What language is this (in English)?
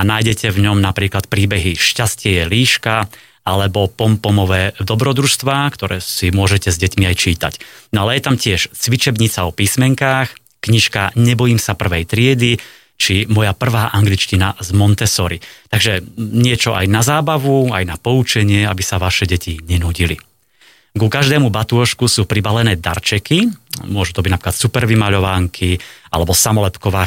Slovak